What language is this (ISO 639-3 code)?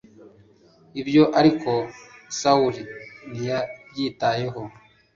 kin